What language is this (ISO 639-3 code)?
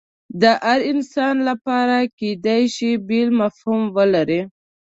pus